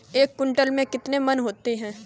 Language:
Hindi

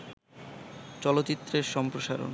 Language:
Bangla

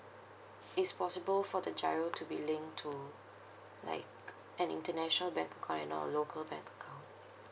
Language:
English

